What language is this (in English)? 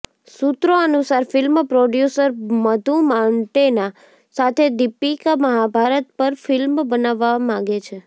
Gujarati